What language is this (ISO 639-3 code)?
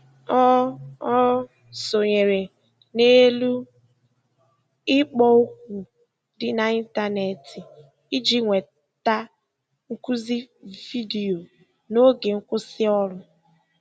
ibo